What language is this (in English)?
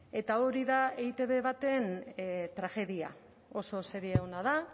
Basque